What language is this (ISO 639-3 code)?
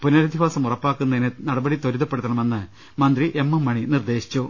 mal